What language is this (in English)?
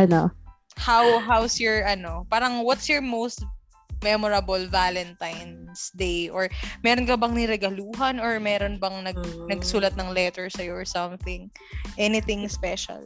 Filipino